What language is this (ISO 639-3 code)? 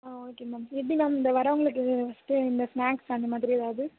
tam